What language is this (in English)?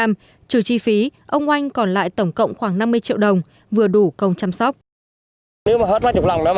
Vietnamese